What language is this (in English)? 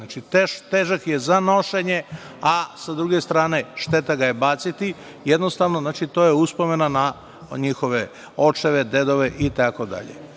Serbian